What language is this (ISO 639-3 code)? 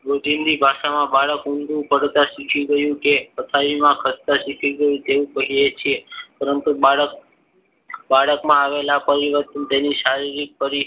guj